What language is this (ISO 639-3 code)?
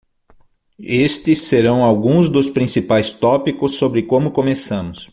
por